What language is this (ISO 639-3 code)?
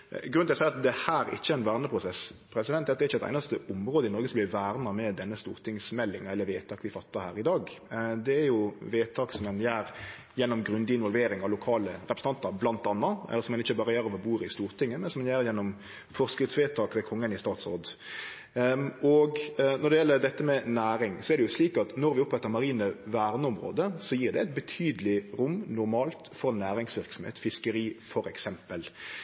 nno